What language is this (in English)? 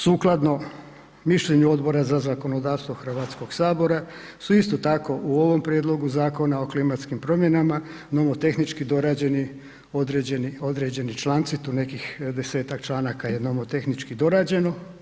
Croatian